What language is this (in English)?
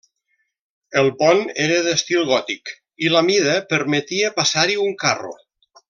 Catalan